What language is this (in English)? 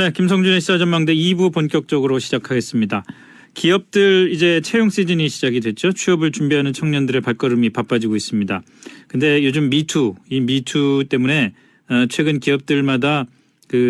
Korean